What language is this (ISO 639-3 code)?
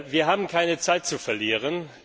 deu